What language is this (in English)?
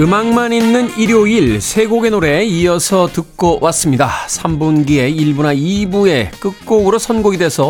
Korean